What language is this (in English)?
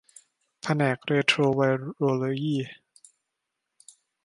Thai